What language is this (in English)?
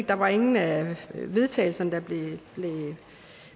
Danish